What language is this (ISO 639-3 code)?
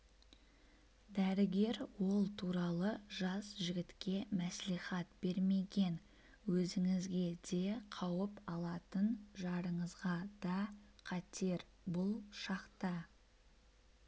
kaz